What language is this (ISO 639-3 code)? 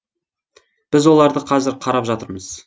kaz